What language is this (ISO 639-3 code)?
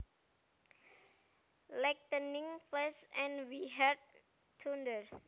jav